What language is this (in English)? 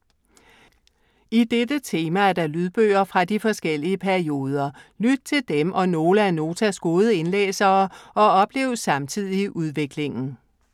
Danish